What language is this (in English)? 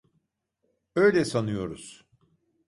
Turkish